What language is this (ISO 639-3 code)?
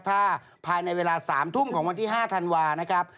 tha